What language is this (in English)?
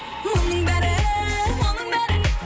Kazakh